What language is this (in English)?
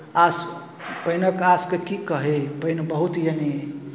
Maithili